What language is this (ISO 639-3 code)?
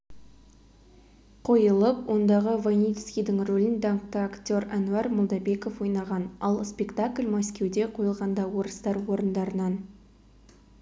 kaz